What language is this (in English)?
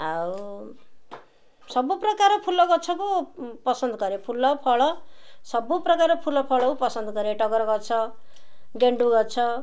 Odia